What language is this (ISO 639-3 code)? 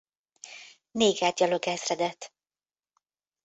hun